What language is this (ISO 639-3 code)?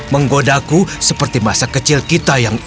ind